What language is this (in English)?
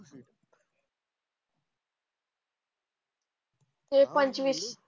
Marathi